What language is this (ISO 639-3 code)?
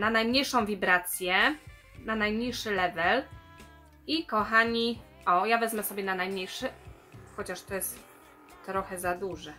pol